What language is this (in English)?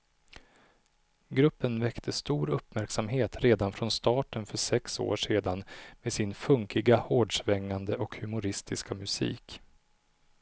Swedish